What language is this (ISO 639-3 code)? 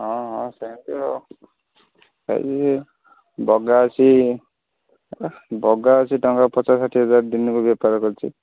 ori